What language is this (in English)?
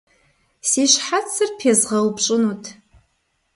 Kabardian